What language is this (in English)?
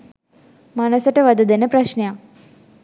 Sinhala